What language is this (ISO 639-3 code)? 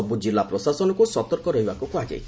ori